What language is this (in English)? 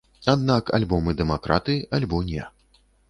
Belarusian